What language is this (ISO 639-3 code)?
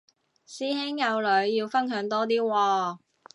yue